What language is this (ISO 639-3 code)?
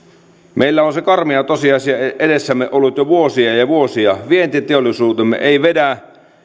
fin